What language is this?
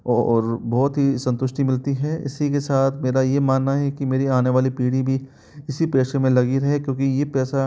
Hindi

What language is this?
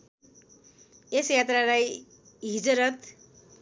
Nepali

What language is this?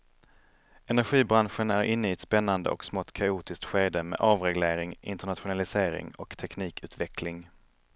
Swedish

